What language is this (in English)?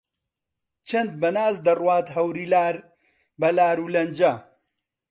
Central Kurdish